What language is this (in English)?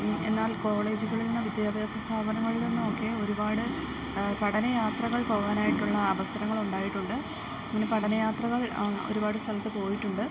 Malayalam